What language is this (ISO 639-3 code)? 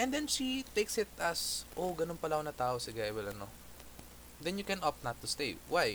fil